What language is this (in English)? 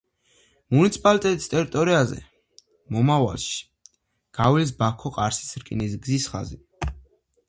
Georgian